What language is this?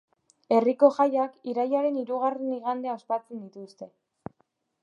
Basque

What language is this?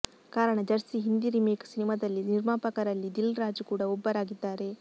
Kannada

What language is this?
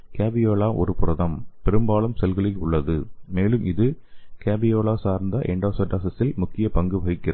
Tamil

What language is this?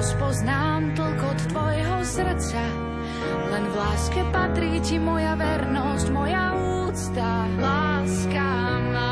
Slovak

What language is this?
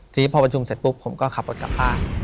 Thai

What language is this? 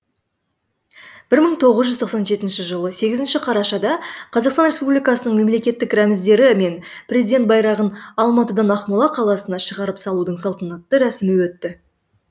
Kazakh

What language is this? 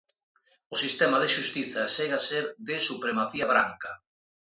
Galician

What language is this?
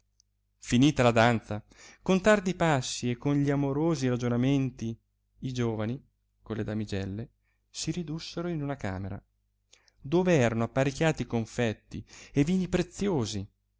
Italian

